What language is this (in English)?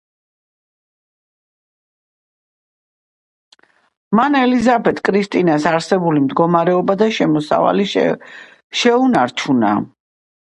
Georgian